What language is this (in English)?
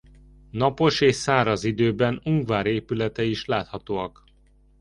Hungarian